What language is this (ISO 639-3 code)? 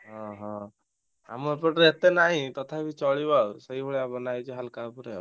ori